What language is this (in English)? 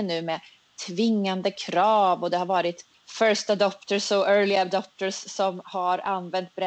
Swedish